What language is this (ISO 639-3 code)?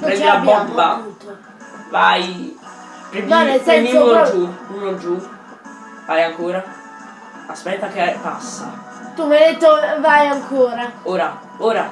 ita